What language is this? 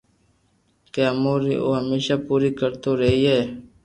Loarki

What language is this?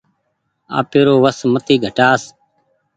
Goaria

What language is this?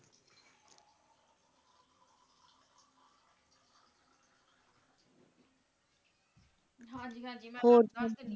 Punjabi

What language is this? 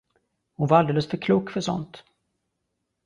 Swedish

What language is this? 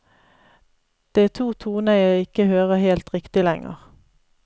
Norwegian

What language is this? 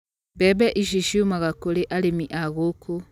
Kikuyu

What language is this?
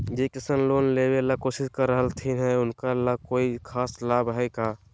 Magahi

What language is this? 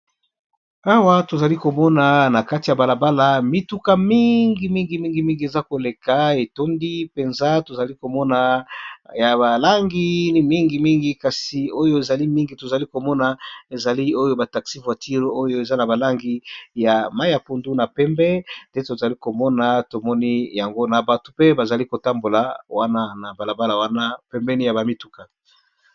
Lingala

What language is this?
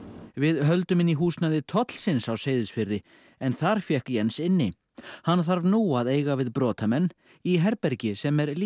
Icelandic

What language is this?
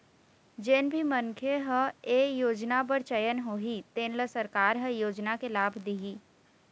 Chhattisgarhi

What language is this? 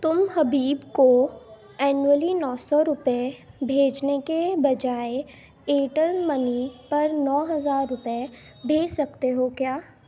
Urdu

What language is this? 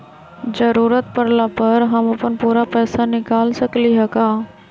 Magahi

